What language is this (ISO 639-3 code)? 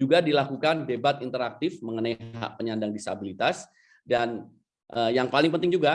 ind